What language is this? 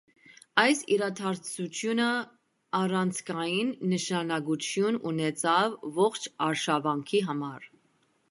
Armenian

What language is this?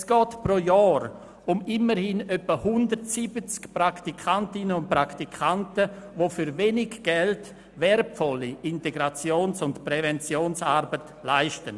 Swiss German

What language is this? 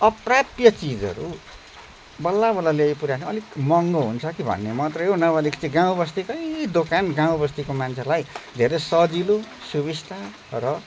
Nepali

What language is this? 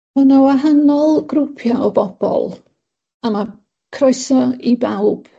Welsh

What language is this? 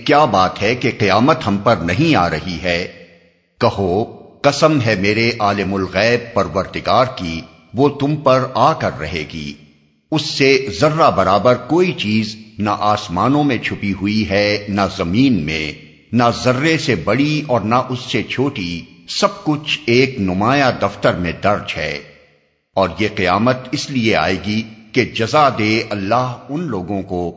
Urdu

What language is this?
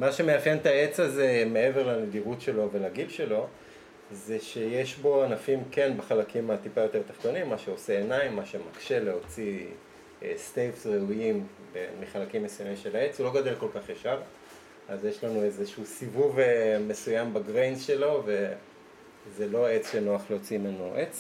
Hebrew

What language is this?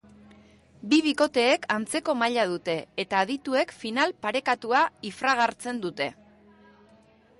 Basque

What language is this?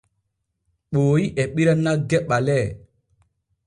Borgu Fulfulde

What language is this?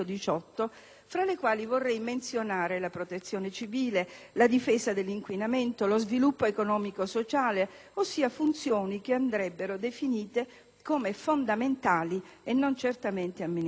Italian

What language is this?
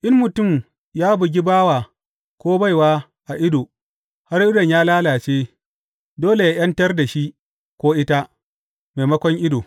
Hausa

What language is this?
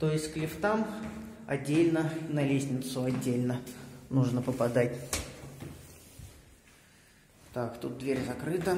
Russian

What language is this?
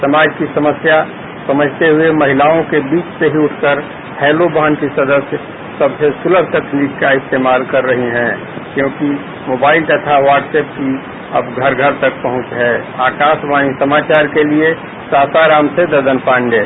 Hindi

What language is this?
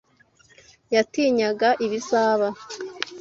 Kinyarwanda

